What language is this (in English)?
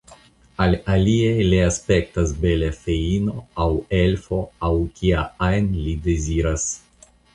Esperanto